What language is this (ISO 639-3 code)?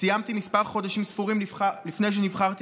heb